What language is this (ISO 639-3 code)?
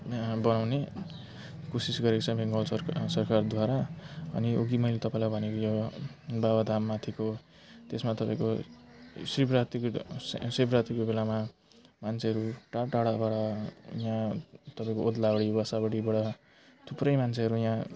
nep